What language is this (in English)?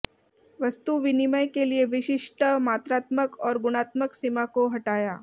Hindi